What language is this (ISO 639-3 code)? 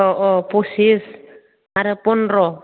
brx